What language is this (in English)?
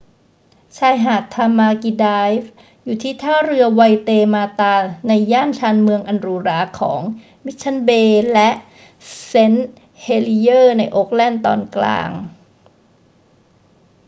Thai